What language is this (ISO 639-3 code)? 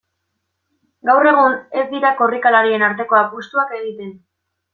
eus